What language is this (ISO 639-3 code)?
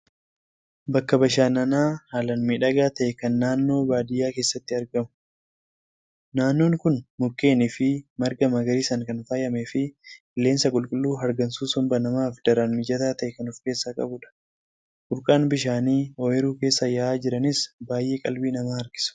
orm